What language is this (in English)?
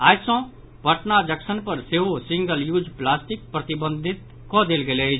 Maithili